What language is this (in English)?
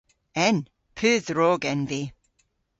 Cornish